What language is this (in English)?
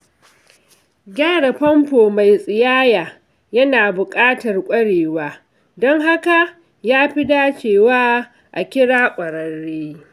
Hausa